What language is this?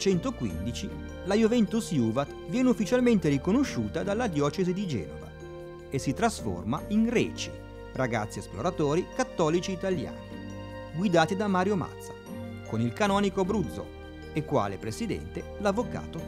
Italian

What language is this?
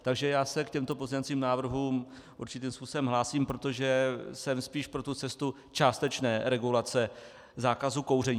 Czech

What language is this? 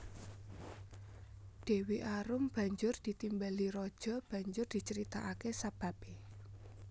Javanese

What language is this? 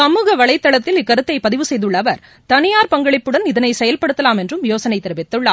Tamil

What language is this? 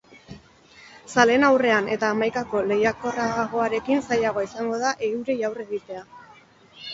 Basque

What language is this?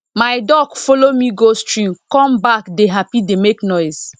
Nigerian Pidgin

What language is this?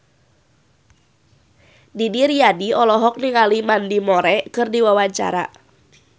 Sundanese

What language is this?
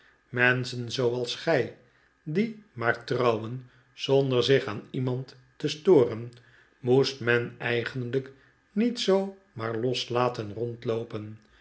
Dutch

